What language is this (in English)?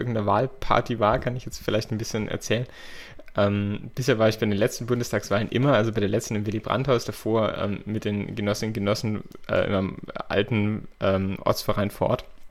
German